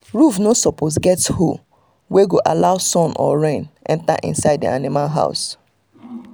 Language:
Nigerian Pidgin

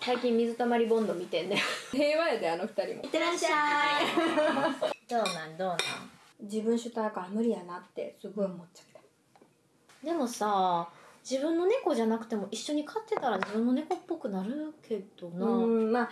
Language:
Japanese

